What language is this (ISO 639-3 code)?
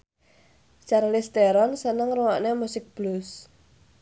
jav